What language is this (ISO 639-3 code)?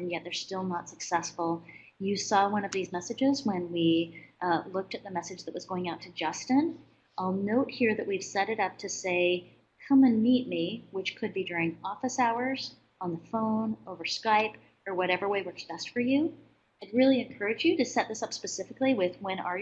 eng